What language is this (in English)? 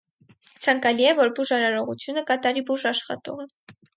Armenian